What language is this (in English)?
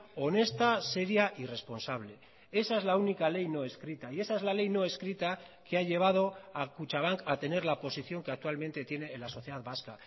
Spanish